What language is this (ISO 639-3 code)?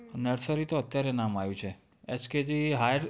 guj